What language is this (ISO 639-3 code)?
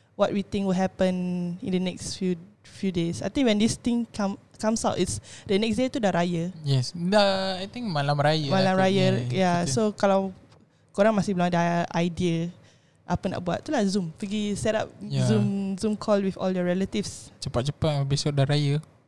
msa